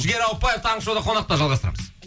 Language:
Kazakh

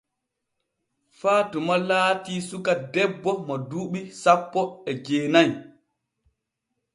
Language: Borgu Fulfulde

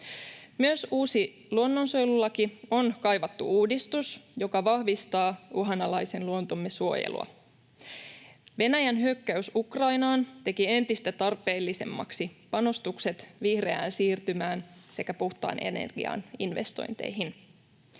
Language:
Finnish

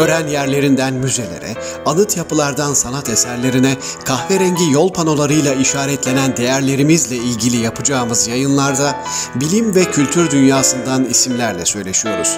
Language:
Turkish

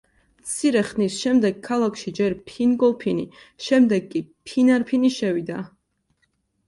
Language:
Georgian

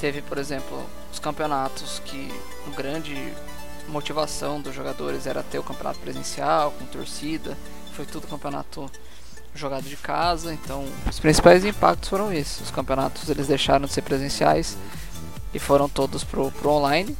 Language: Portuguese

